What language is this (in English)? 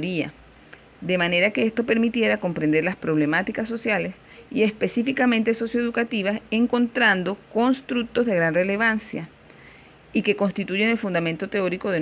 Spanish